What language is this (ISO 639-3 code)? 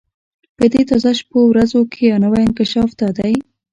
pus